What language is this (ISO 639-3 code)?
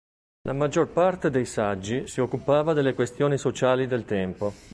ita